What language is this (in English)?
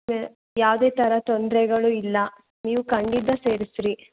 Kannada